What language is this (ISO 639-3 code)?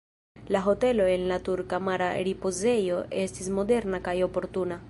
epo